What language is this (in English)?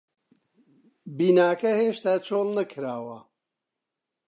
Central Kurdish